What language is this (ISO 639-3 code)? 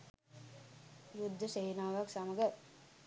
sin